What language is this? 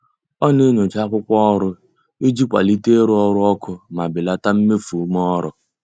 Igbo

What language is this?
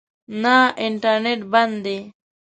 Pashto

